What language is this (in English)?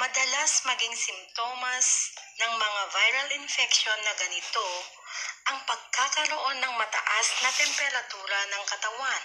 Filipino